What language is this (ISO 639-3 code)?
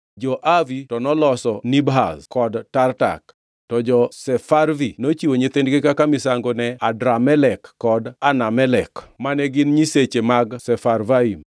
luo